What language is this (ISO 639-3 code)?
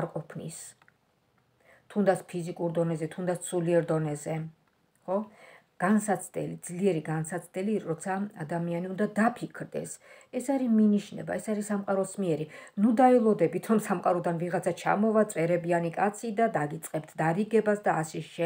ron